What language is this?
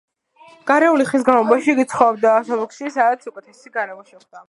Georgian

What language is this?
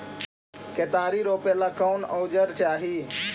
Magahi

